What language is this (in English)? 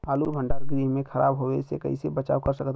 Bhojpuri